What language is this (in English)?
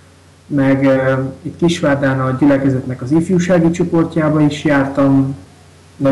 Hungarian